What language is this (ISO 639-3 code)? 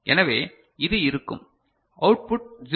tam